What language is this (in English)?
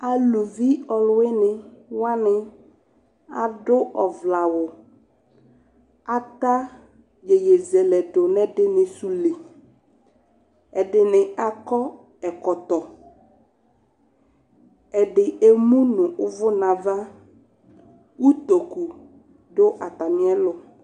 Ikposo